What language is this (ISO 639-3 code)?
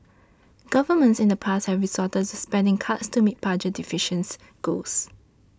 eng